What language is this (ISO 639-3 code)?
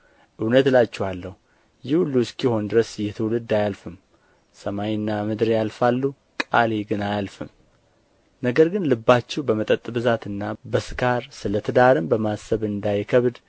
amh